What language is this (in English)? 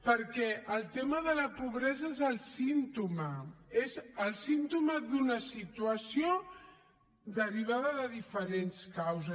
Catalan